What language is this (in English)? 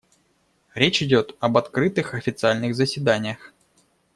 Russian